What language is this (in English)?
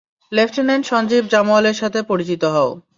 Bangla